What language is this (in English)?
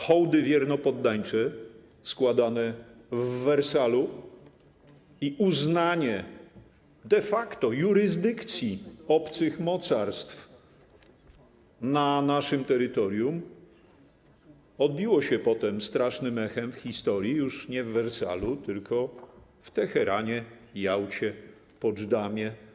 Polish